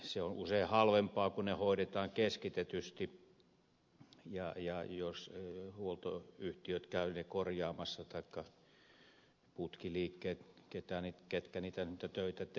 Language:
Finnish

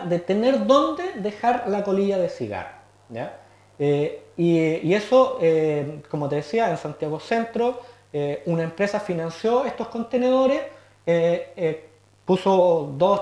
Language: Spanish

